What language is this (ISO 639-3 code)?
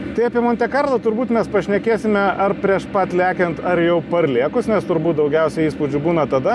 lit